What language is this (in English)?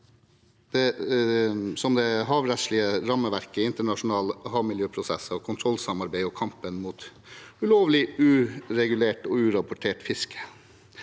Norwegian